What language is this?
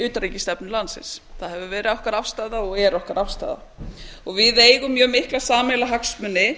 Icelandic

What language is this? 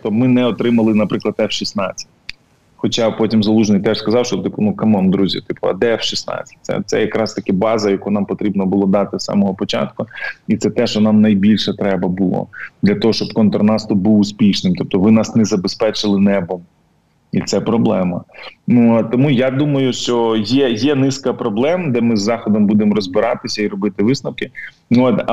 Ukrainian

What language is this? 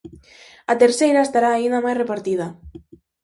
Galician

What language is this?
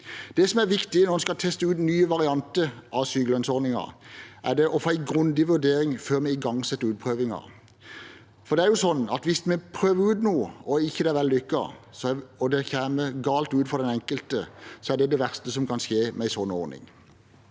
Norwegian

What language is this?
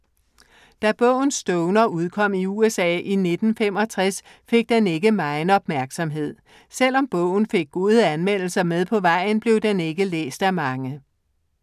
Danish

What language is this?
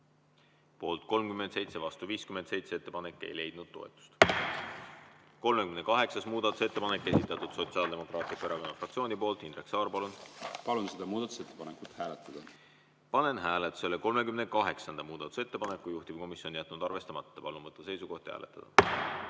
Estonian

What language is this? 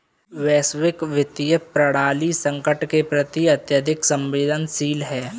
Hindi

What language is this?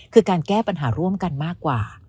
Thai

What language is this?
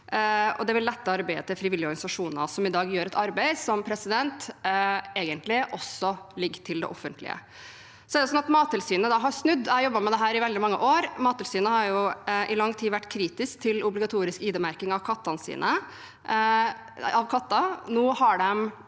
Norwegian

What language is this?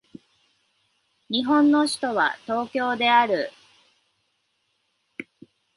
Japanese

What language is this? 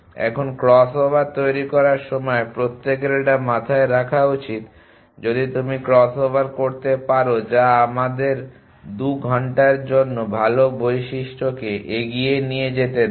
Bangla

